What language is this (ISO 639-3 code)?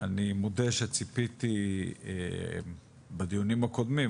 heb